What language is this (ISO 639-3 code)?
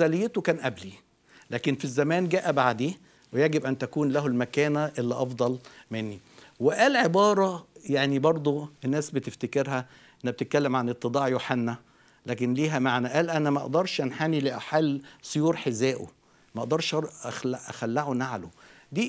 ara